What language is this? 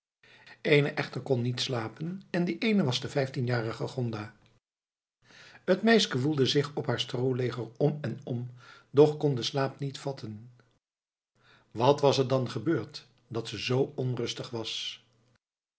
Dutch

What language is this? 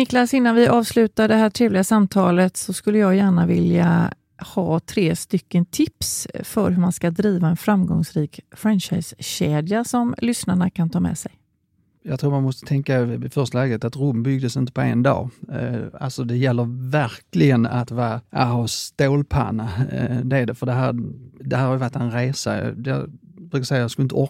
Swedish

